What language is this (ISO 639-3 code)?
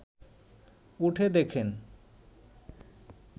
ben